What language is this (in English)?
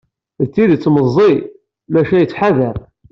Kabyle